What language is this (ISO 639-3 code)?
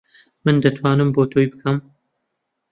ckb